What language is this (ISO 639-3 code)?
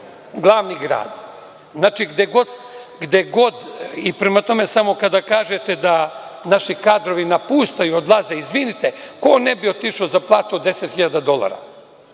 srp